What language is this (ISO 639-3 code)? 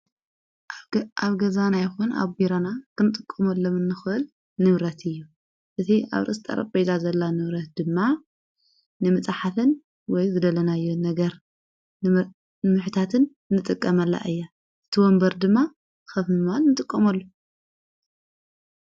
tir